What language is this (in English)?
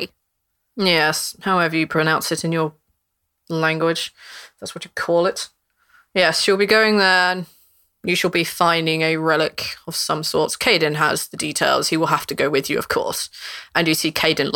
English